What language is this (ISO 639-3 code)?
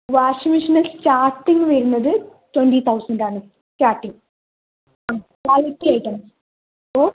mal